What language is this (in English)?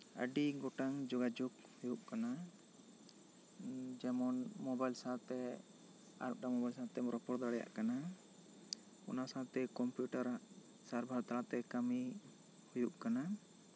Santali